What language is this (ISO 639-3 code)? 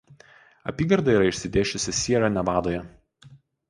lit